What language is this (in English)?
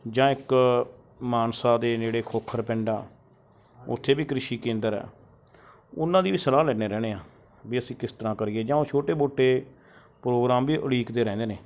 Punjabi